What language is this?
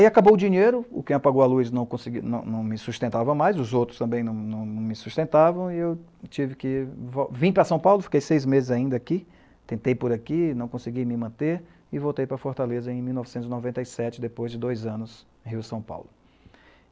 Portuguese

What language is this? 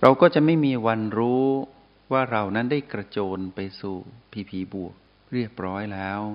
Thai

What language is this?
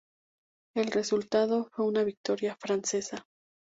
Spanish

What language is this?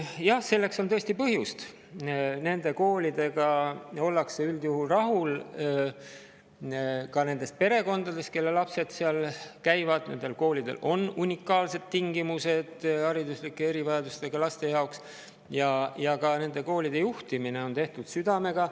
Estonian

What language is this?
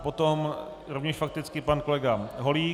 Czech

